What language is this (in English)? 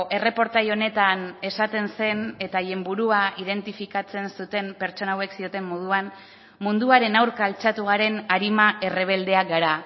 Basque